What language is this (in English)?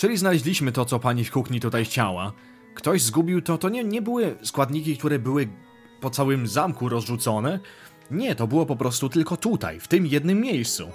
Polish